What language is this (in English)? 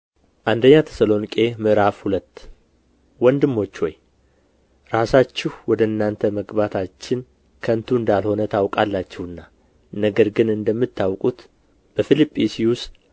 Amharic